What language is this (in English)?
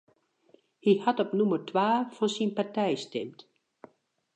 Western Frisian